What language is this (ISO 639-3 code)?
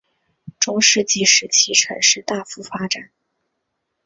zho